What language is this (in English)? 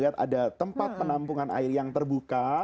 Indonesian